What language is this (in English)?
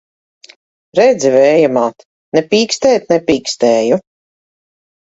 Latvian